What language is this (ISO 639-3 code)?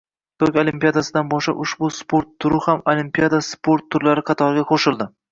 uzb